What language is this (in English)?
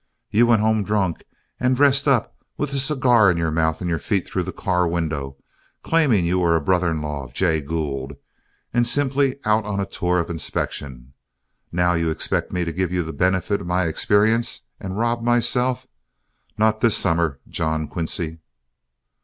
English